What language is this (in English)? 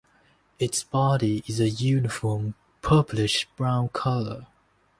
English